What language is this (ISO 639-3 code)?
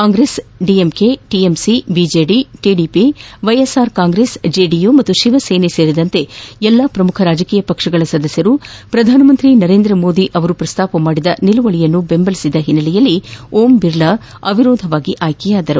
kan